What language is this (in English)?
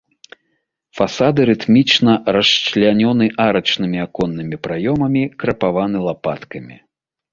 Belarusian